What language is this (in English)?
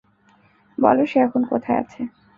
Bangla